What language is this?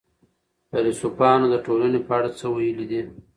Pashto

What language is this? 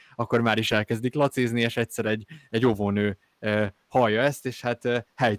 Hungarian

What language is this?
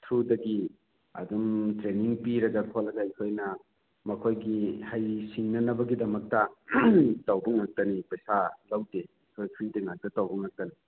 Manipuri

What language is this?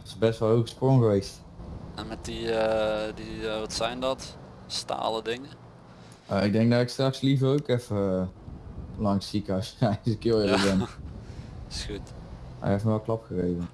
Dutch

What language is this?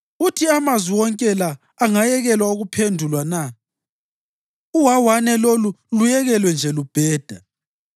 North Ndebele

